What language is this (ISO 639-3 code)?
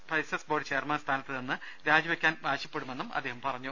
mal